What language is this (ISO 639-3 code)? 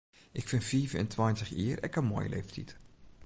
fry